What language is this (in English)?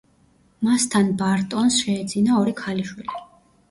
Georgian